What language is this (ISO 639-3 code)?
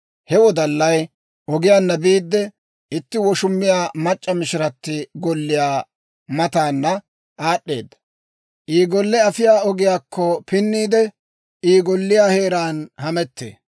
dwr